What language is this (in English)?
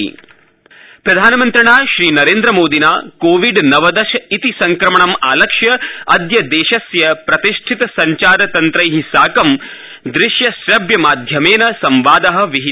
Sanskrit